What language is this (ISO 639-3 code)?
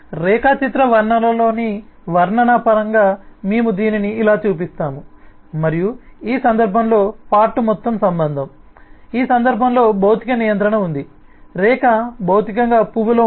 tel